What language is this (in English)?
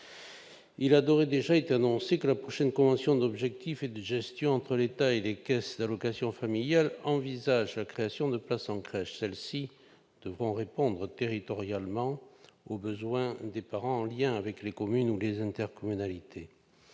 French